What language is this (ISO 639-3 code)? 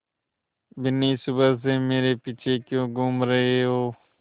hin